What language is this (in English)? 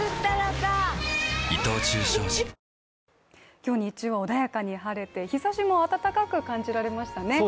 Japanese